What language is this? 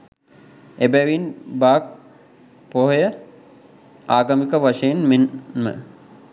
Sinhala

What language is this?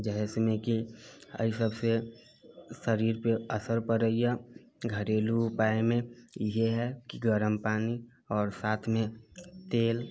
Maithili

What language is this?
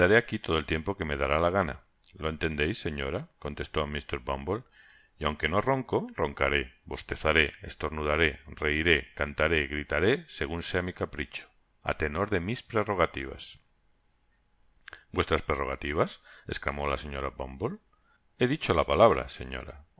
Spanish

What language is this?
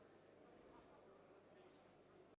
Ukrainian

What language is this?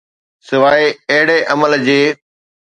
Sindhi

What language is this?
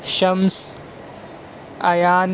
Urdu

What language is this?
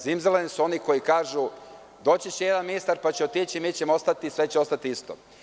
Serbian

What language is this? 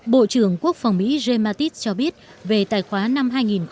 Vietnamese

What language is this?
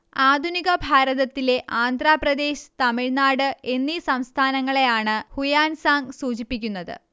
Malayalam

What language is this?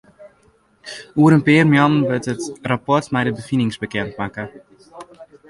Western Frisian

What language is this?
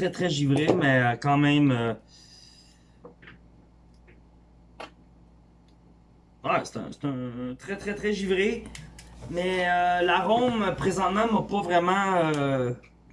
French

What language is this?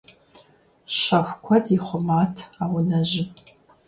Kabardian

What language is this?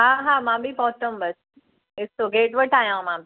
Sindhi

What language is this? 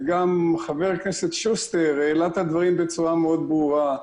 Hebrew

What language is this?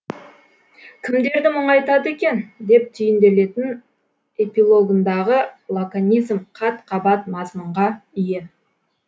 Kazakh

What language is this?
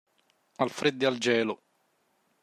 Italian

